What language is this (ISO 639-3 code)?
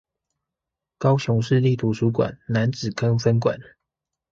zho